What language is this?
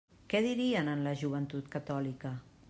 Catalan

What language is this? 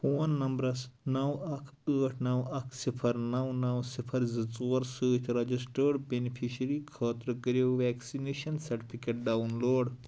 Kashmiri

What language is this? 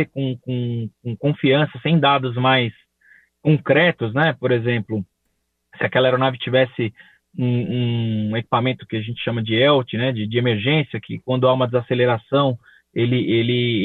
Portuguese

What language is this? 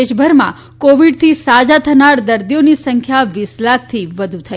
Gujarati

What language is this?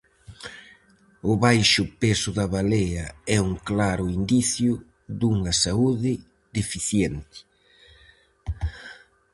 Galician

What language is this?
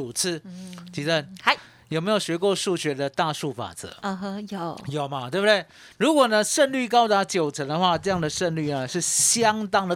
Chinese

